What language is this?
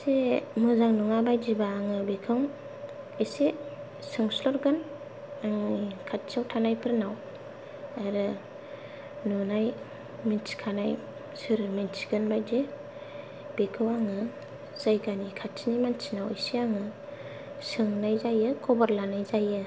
Bodo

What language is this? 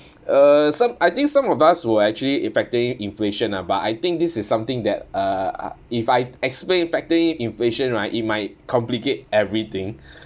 English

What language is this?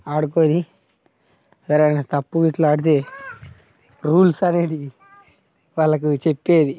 Telugu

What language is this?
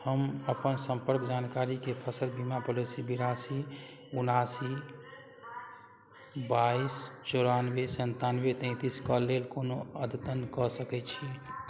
Maithili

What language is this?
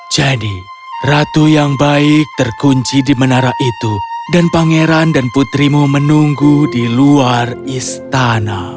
Indonesian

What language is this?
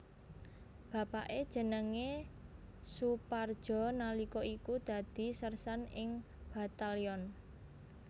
Javanese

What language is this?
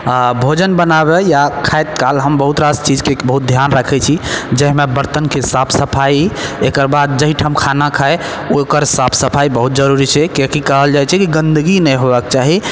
Maithili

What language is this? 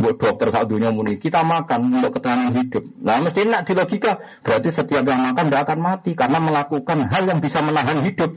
Malay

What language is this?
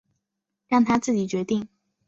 Chinese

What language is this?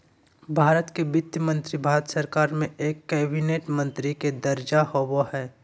Magahi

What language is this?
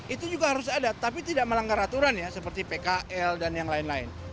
Indonesian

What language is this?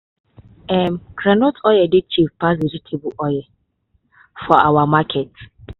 Nigerian Pidgin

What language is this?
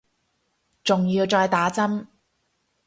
Cantonese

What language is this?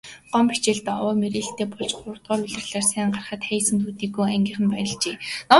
Mongolian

